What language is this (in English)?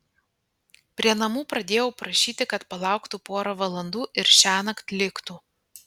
Lithuanian